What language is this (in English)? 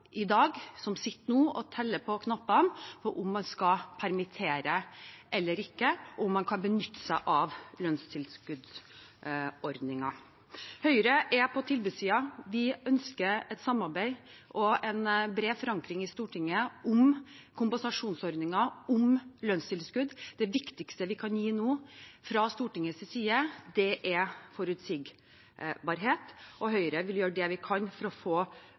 Norwegian Bokmål